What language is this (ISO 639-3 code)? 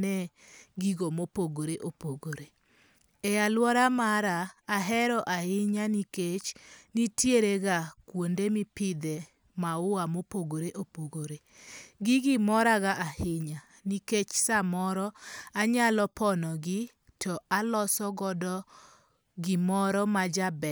luo